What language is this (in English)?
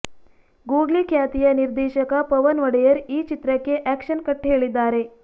Kannada